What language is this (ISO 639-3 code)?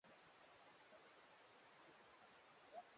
swa